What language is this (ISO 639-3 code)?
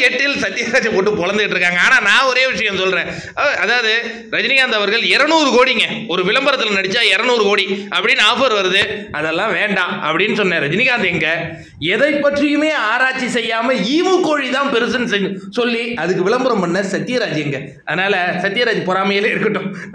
tur